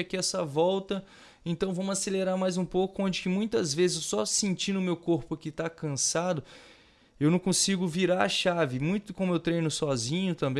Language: Portuguese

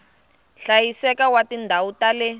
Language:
Tsonga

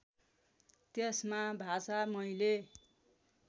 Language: Nepali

